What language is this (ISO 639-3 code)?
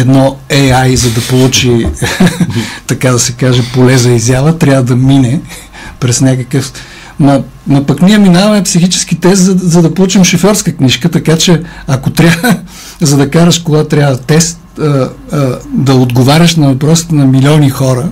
bul